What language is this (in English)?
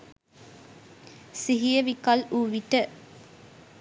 Sinhala